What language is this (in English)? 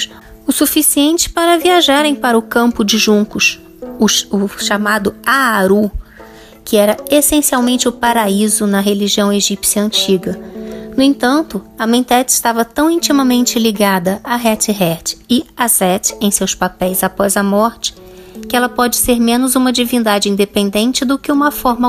Portuguese